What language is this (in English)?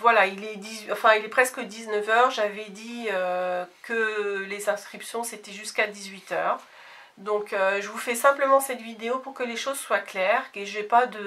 French